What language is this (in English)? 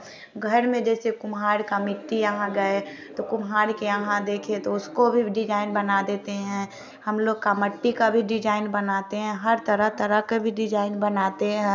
Hindi